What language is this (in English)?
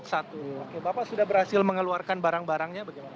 Indonesian